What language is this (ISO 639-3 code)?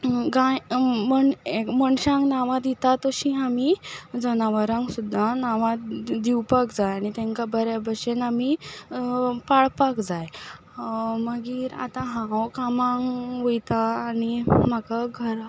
kok